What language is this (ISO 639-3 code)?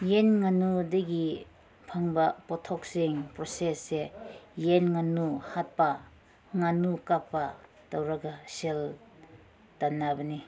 mni